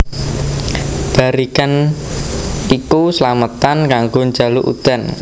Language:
Javanese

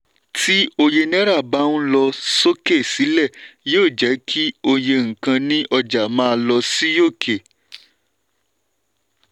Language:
Yoruba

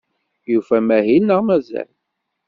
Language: Kabyle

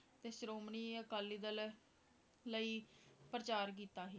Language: Punjabi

